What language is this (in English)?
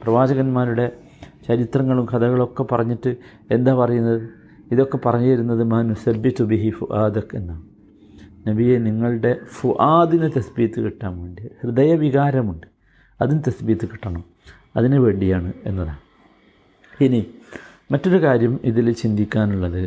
Malayalam